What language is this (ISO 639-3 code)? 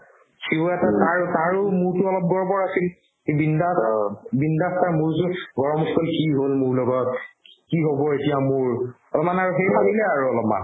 asm